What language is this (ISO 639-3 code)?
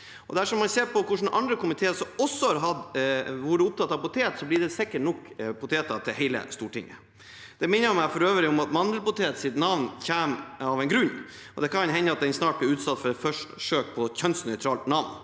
nor